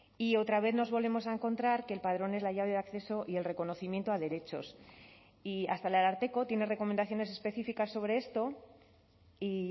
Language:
Spanish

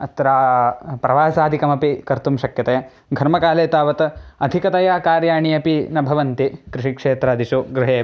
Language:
Sanskrit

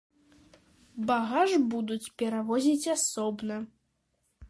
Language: Belarusian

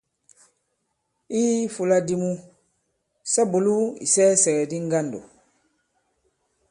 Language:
Bankon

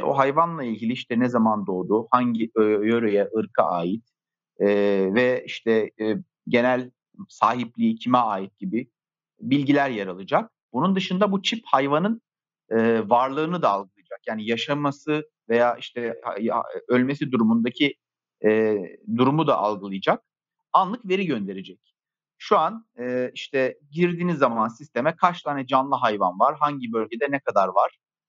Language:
Turkish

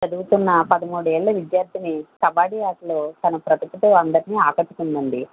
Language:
Telugu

